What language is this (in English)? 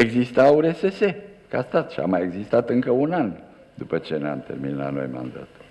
Romanian